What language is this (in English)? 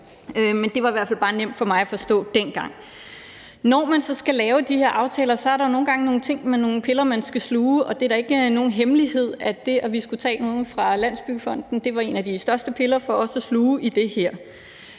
Danish